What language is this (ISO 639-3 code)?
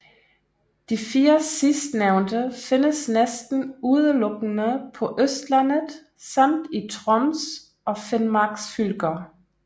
dan